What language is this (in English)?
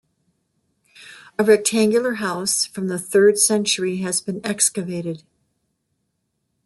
English